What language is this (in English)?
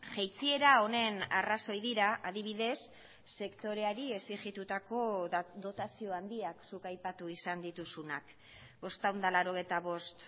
Basque